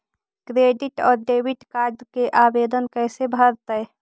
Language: Magahi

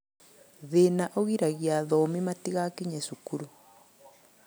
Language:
Kikuyu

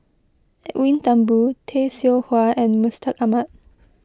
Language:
English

